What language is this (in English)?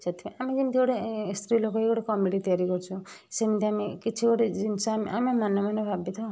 Odia